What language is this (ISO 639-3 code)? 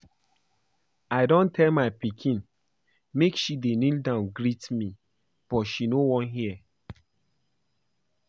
pcm